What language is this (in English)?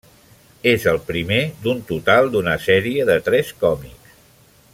Catalan